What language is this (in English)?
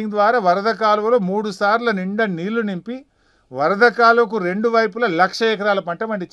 Telugu